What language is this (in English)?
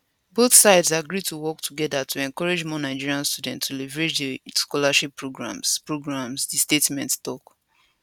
Nigerian Pidgin